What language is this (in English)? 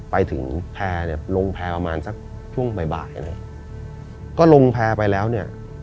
Thai